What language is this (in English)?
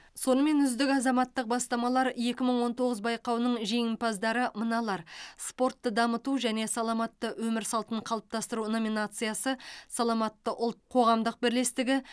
Kazakh